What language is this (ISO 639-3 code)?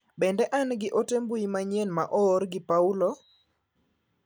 luo